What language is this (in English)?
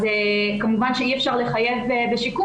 Hebrew